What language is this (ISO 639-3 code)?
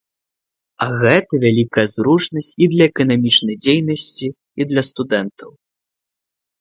bel